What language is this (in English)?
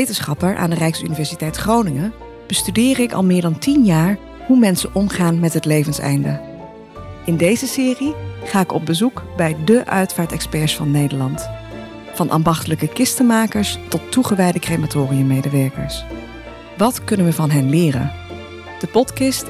Dutch